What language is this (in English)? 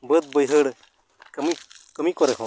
Santali